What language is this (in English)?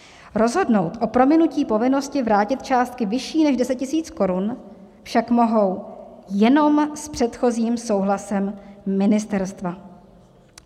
Czech